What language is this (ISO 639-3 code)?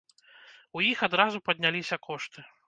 bel